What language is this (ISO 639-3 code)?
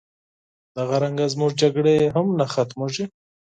pus